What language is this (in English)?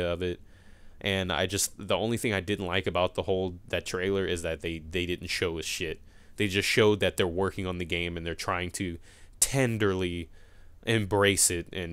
English